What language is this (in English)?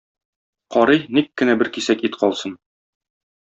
Tatar